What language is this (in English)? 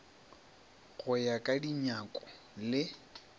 Northern Sotho